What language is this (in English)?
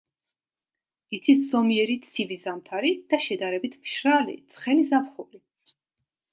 Georgian